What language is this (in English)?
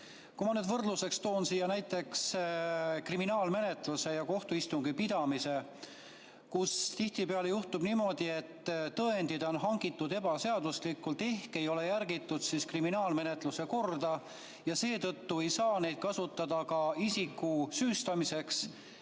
Estonian